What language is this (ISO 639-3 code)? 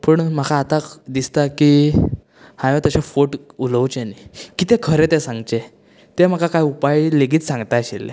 kok